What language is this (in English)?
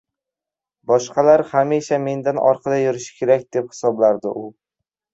Uzbek